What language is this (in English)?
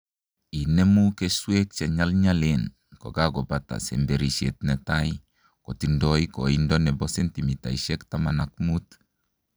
Kalenjin